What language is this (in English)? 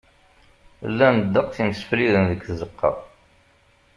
Kabyle